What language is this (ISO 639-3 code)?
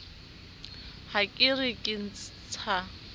sot